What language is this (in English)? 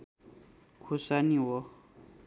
Nepali